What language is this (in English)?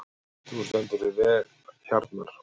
Icelandic